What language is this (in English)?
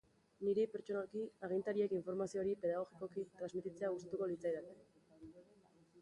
Basque